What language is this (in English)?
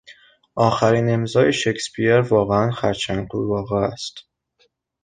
Persian